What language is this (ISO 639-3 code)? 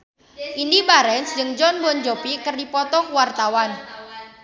sun